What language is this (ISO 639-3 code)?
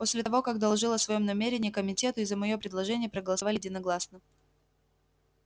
rus